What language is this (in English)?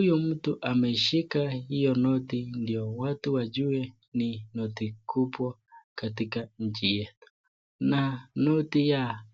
Swahili